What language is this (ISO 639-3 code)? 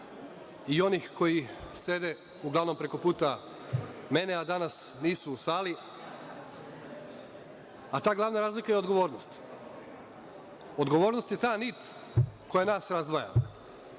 srp